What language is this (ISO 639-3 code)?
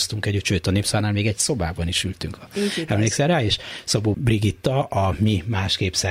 hun